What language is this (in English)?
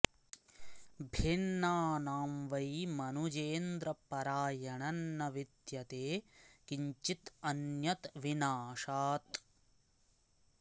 Sanskrit